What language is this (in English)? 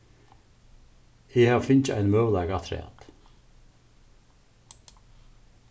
Faroese